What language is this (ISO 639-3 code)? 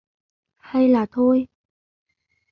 vie